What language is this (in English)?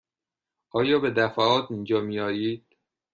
Persian